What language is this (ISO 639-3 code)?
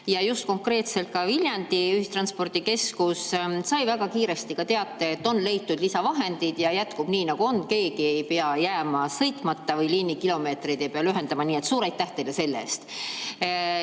est